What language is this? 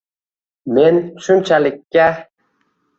Uzbek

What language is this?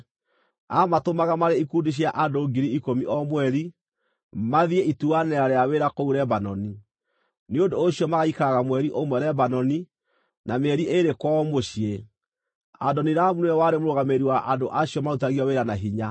Kikuyu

